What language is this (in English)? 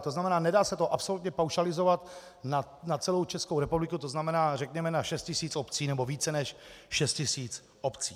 Czech